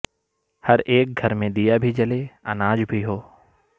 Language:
Urdu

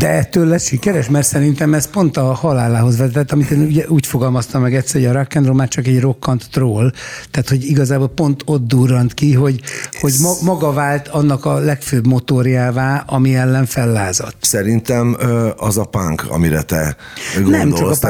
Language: Hungarian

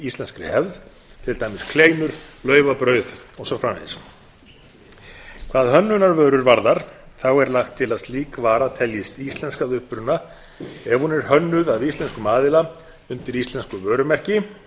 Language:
Icelandic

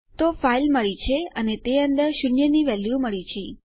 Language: Gujarati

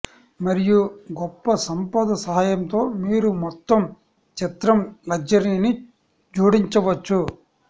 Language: Telugu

